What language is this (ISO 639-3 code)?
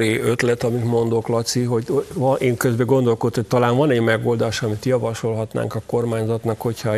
hun